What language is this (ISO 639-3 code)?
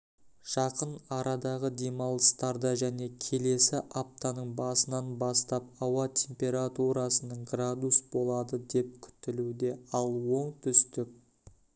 kaz